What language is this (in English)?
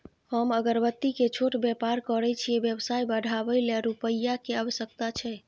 Maithili